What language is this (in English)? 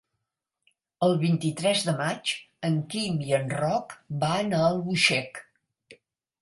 Catalan